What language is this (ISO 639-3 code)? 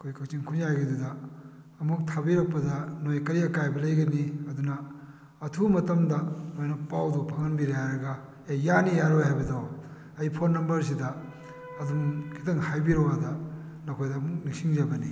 mni